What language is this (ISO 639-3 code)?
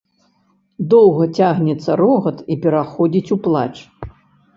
bel